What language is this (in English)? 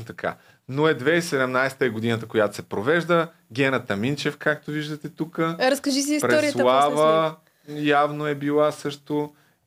Bulgarian